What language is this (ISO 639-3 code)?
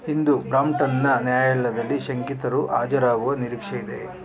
kan